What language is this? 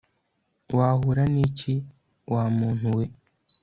Kinyarwanda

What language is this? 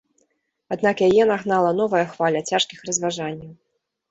Belarusian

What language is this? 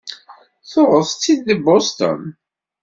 Kabyle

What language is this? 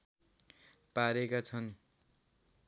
Nepali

